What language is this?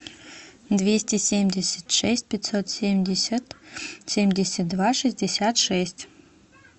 Russian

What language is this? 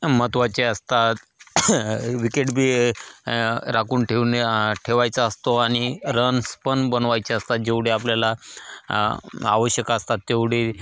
Marathi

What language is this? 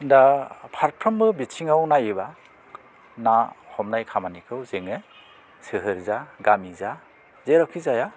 Bodo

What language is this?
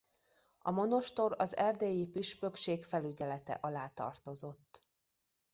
Hungarian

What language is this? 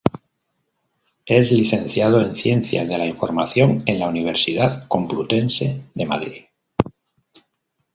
Spanish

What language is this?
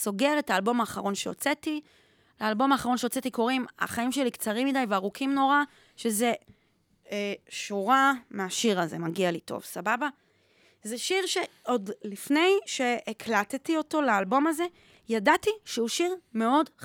Hebrew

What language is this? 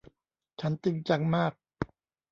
Thai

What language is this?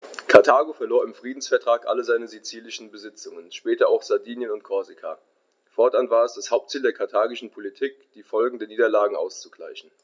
German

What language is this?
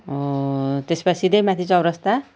Nepali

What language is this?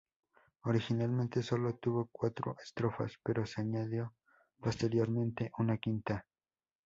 Spanish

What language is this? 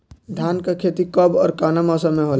Bhojpuri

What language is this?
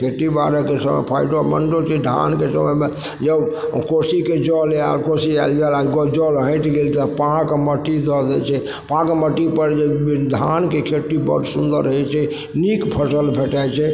Maithili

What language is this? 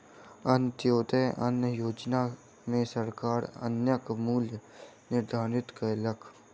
Maithili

